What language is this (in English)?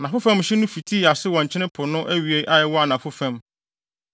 Akan